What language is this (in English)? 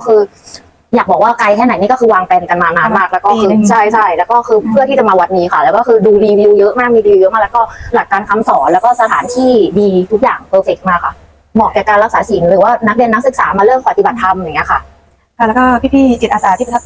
Thai